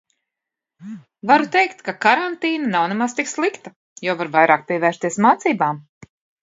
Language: Latvian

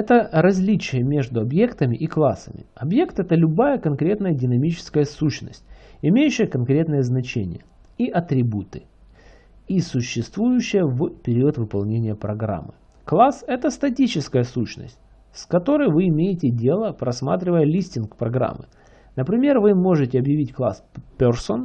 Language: Russian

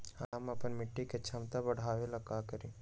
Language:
Magahi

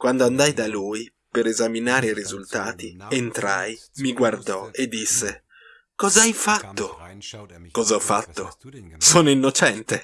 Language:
Italian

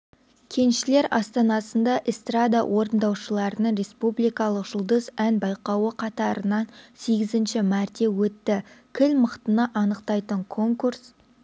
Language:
Kazakh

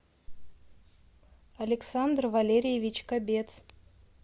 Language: Russian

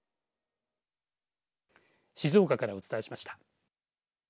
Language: Japanese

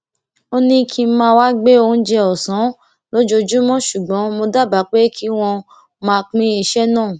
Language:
Yoruba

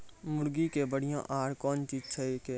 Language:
Maithili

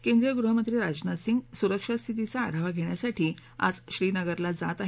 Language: Marathi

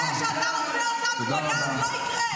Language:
Hebrew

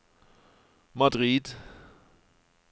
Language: Norwegian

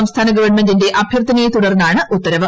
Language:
Malayalam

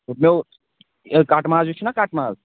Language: Kashmiri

